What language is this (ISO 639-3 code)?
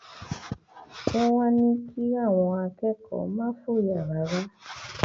yor